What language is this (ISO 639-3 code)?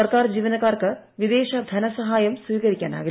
mal